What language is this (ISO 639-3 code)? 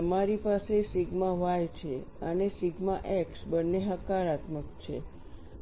guj